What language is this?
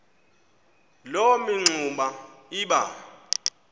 Xhosa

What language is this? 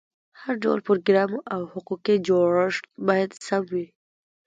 Pashto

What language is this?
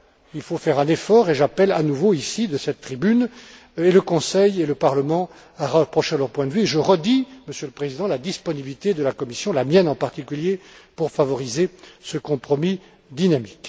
French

